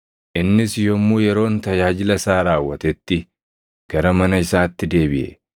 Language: Oromo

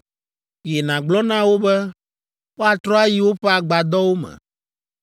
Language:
Ewe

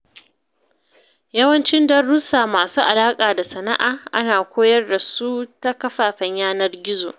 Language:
Hausa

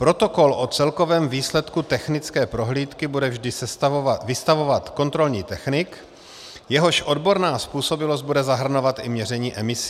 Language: Czech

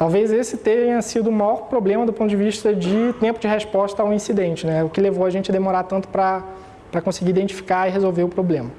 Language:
Portuguese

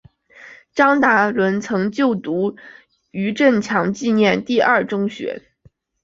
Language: Chinese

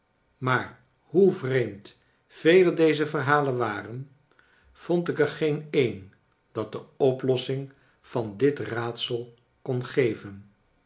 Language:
Dutch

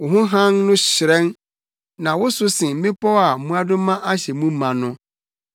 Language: Akan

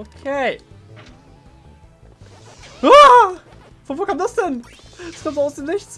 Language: German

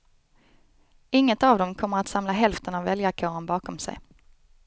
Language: Swedish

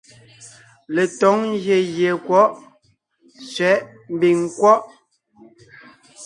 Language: Ngiemboon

